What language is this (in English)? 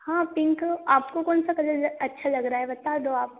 Hindi